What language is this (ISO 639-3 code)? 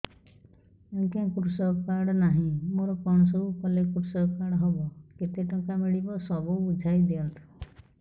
ori